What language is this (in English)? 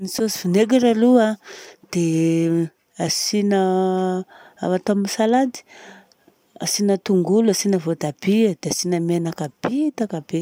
Southern Betsimisaraka Malagasy